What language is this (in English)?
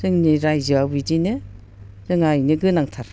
Bodo